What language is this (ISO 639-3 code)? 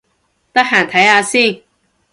yue